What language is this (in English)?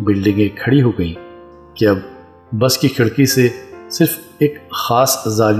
Urdu